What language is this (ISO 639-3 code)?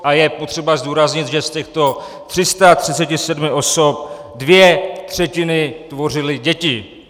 ces